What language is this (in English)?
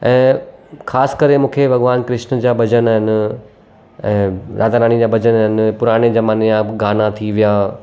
Sindhi